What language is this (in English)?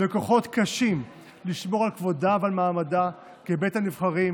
Hebrew